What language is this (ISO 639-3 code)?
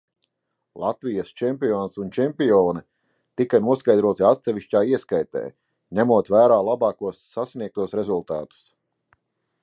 lav